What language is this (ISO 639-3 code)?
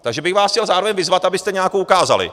ces